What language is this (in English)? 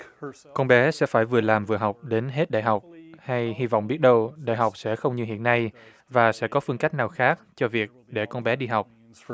Vietnamese